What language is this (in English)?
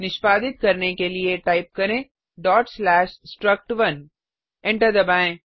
Hindi